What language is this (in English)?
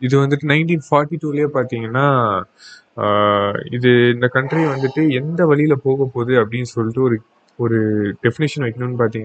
Tamil